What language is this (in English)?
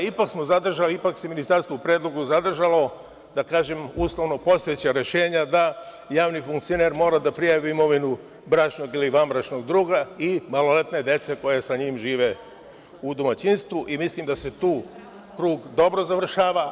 Serbian